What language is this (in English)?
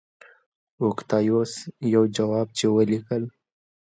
Pashto